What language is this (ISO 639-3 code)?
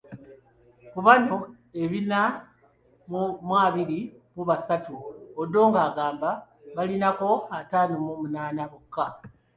lug